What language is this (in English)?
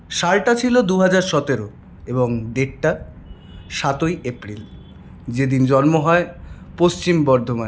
Bangla